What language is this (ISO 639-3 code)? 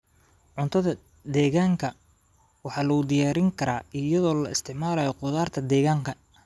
som